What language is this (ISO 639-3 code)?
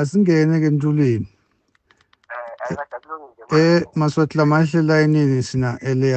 tha